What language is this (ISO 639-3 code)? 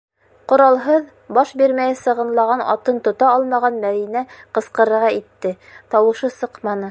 bak